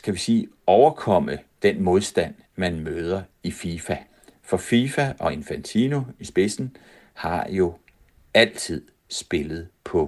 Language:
Danish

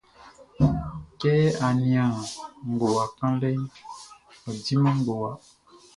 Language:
Baoulé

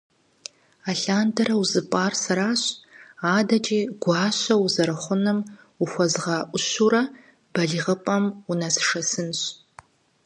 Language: Kabardian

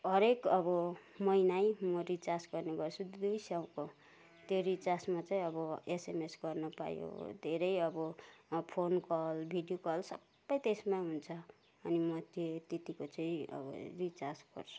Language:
Nepali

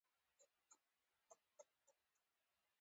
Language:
Pashto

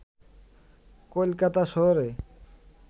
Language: Bangla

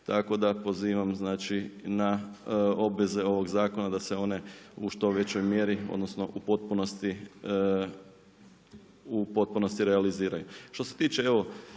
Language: Croatian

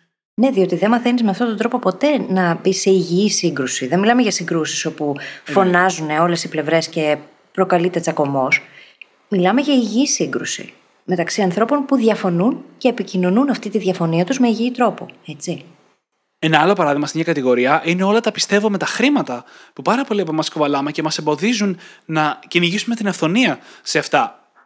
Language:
Greek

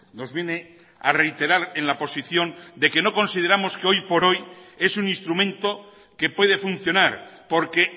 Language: Spanish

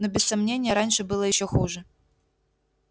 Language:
Russian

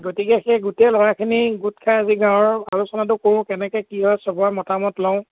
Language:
Assamese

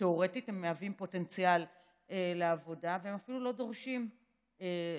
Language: Hebrew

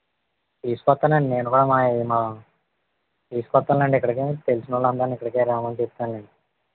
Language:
Telugu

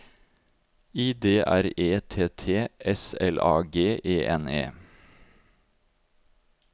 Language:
Norwegian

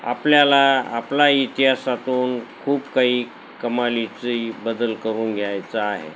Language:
Marathi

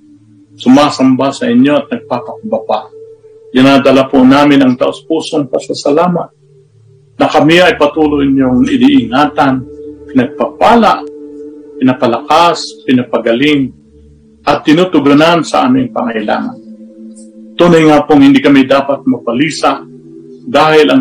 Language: Filipino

